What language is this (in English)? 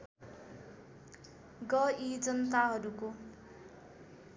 Nepali